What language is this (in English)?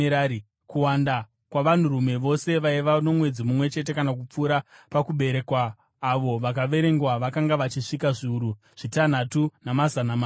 Shona